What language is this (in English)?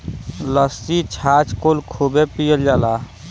Bhojpuri